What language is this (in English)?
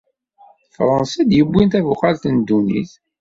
Kabyle